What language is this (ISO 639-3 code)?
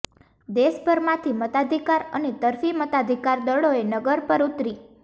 guj